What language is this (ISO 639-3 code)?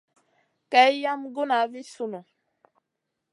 mcn